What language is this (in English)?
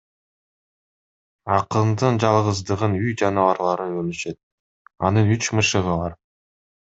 Kyrgyz